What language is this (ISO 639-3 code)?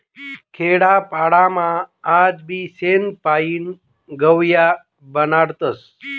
mar